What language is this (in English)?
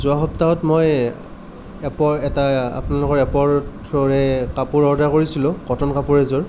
Assamese